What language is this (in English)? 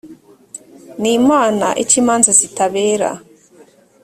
Kinyarwanda